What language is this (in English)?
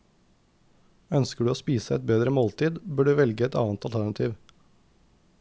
Norwegian